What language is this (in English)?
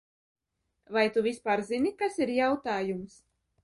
Latvian